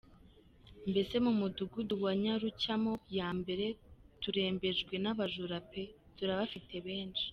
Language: Kinyarwanda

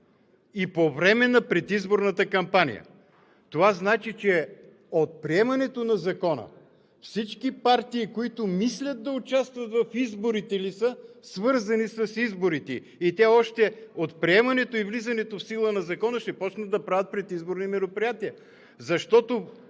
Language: Bulgarian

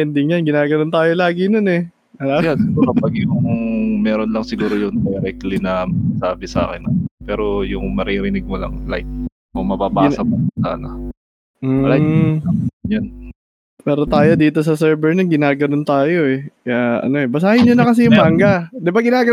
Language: Filipino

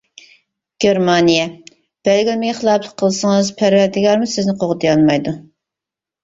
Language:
Uyghur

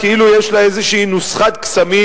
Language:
Hebrew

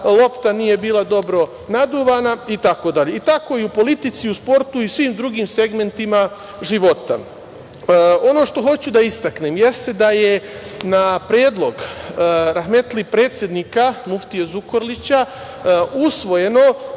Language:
Serbian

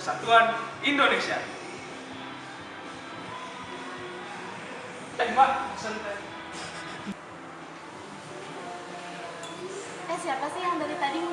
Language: Indonesian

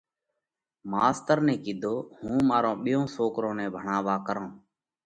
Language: Parkari Koli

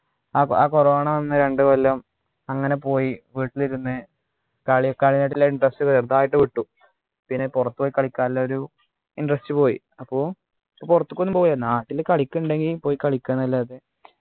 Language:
Malayalam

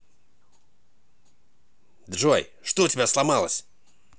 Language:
Russian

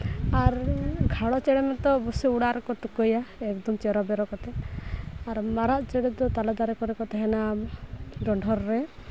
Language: Santali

